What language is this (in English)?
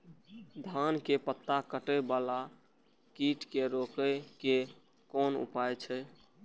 Maithili